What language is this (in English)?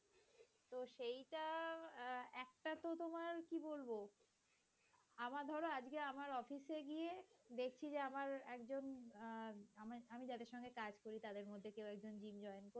Bangla